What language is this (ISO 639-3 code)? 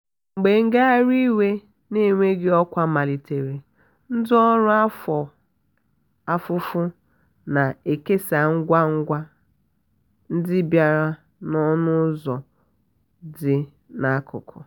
ibo